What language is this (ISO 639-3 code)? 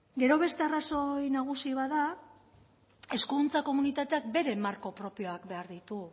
eus